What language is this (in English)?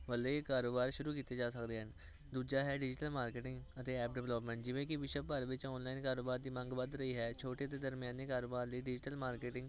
Punjabi